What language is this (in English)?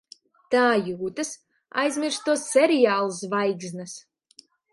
Latvian